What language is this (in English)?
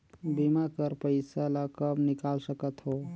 Chhattisgarhi